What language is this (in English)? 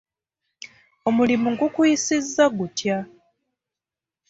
Ganda